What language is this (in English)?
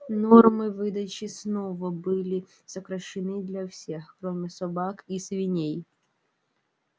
Russian